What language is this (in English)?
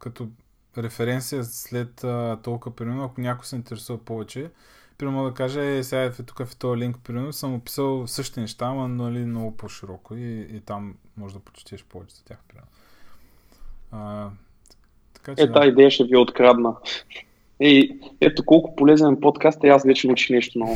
Bulgarian